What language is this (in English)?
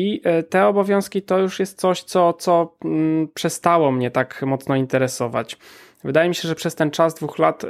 Polish